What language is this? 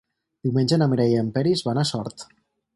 Catalan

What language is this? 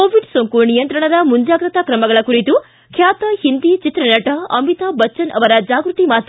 Kannada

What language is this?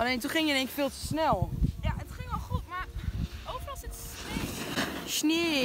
Dutch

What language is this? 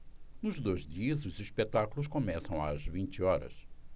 Portuguese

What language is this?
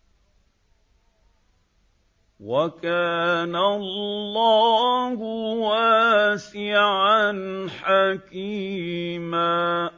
Arabic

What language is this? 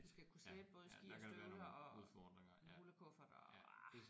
Danish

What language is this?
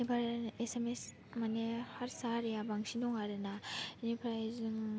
Bodo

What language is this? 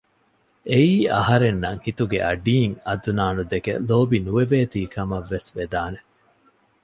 Divehi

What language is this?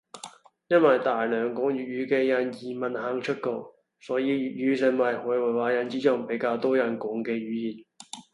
Cantonese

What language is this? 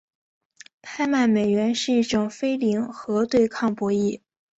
Chinese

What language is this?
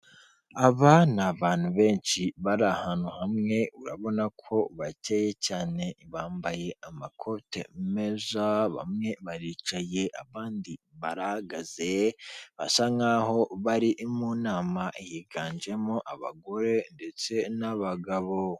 Kinyarwanda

